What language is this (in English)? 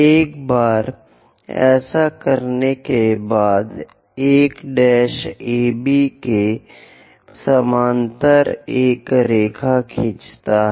Hindi